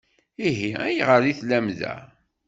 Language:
Kabyle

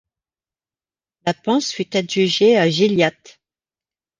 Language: French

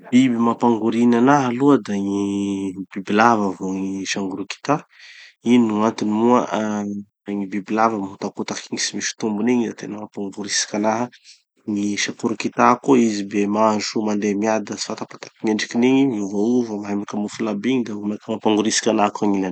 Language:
Tanosy Malagasy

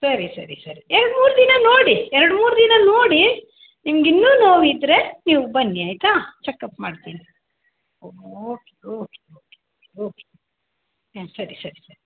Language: Kannada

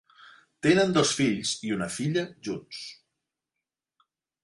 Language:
Catalan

